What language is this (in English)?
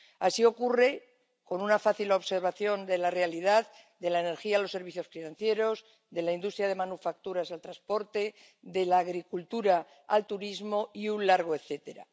Spanish